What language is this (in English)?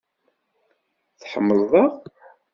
Kabyle